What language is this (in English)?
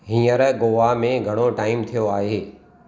Sindhi